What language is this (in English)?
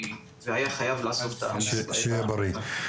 Hebrew